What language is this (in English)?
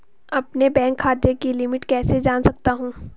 Hindi